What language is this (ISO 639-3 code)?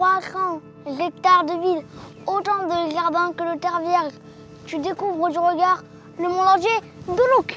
fra